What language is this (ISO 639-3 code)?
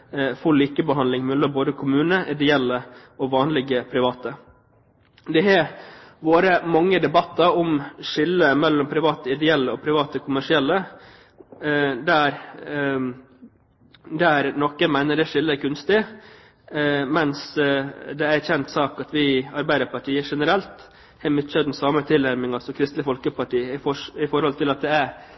nob